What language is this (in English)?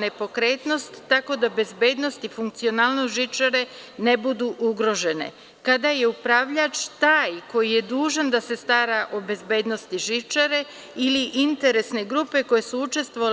Serbian